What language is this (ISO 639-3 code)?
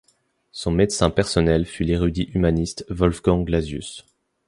fra